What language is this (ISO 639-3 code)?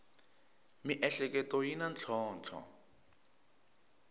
tso